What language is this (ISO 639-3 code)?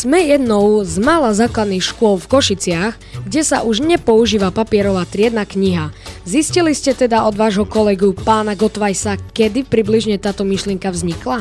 slk